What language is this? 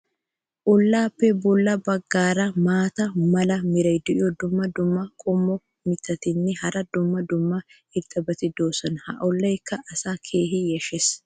Wolaytta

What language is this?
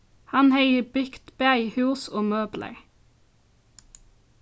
Faroese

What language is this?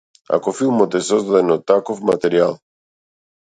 Macedonian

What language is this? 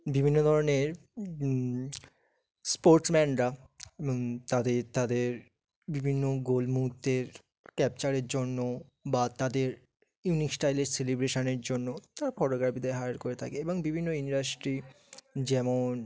Bangla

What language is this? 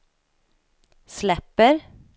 Swedish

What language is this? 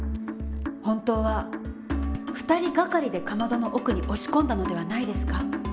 Japanese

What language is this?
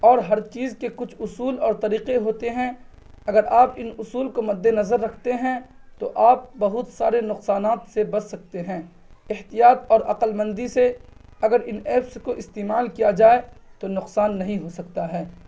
Urdu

